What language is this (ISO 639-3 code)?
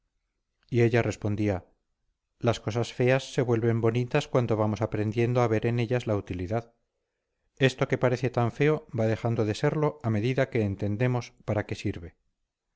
spa